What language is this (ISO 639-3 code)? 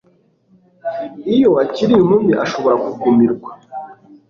kin